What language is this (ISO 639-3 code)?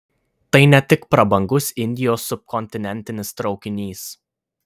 lit